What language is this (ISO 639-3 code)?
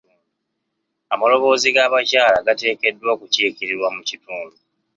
lug